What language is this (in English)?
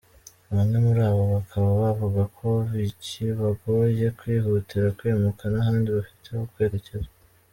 Kinyarwanda